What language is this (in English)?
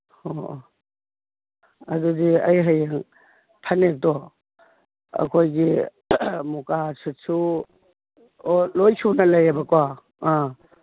Manipuri